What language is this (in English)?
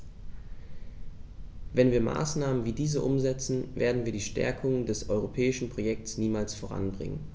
German